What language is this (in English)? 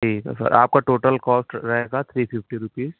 Urdu